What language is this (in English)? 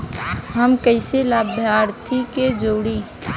Bhojpuri